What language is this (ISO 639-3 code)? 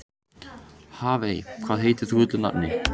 isl